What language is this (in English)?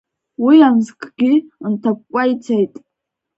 Abkhazian